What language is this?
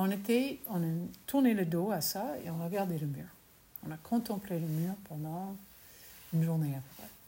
French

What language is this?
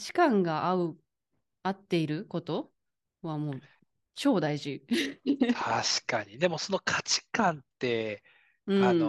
Japanese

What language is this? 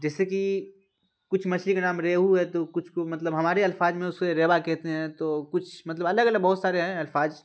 Urdu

